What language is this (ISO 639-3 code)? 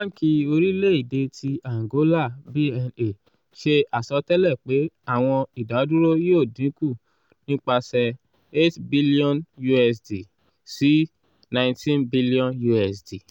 yor